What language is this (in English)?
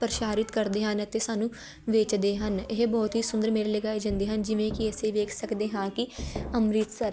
Punjabi